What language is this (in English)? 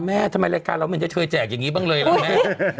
Thai